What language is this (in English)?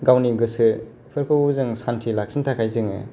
Bodo